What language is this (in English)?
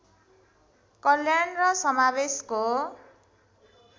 Nepali